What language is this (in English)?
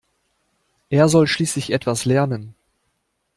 German